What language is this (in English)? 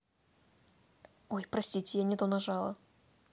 Russian